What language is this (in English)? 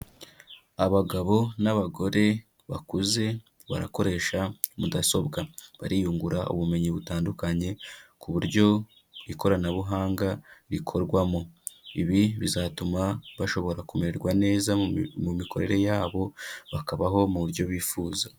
Kinyarwanda